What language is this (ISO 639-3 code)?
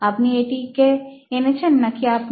ben